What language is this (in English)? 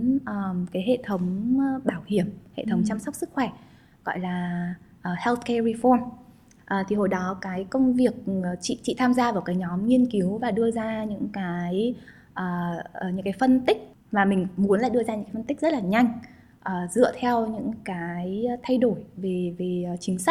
Vietnamese